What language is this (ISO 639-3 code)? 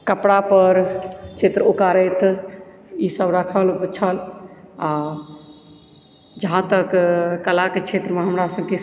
mai